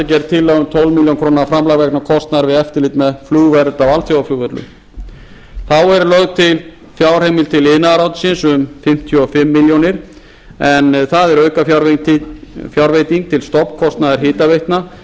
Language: Icelandic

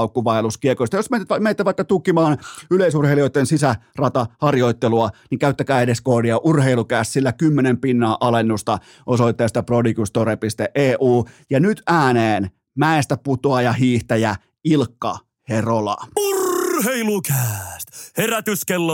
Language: Finnish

